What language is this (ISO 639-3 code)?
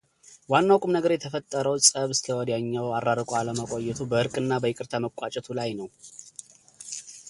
amh